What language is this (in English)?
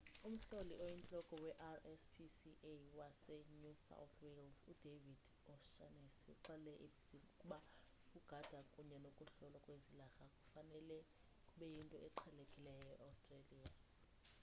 Xhosa